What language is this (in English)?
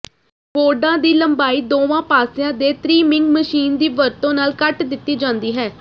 Punjabi